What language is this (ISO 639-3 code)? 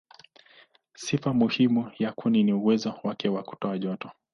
swa